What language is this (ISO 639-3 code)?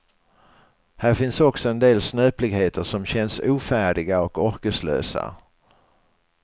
swe